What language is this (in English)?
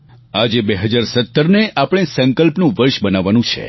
Gujarati